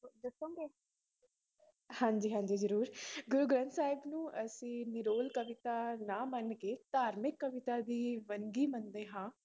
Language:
Punjabi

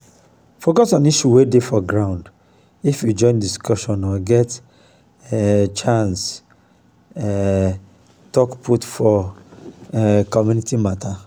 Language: Nigerian Pidgin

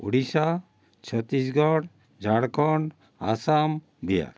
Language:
Odia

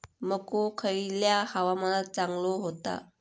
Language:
Marathi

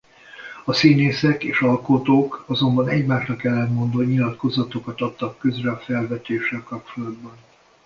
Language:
Hungarian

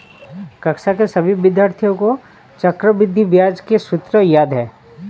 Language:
Hindi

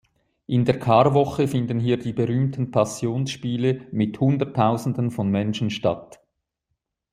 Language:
German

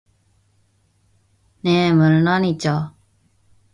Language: Korean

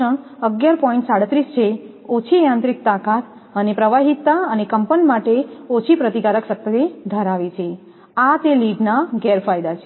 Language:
Gujarati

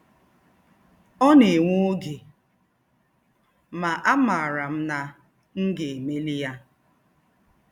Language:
Igbo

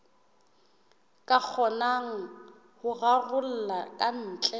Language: Southern Sotho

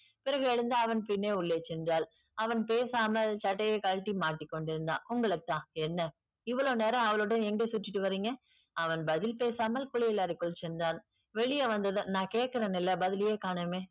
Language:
Tamil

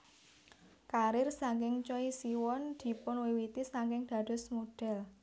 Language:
Javanese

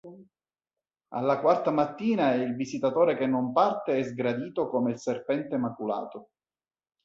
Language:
Italian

